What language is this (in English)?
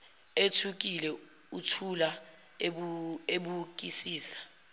Zulu